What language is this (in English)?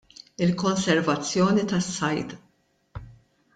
Maltese